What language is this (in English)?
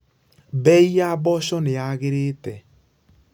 Kikuyu